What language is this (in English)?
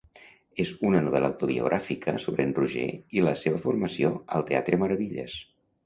Catalan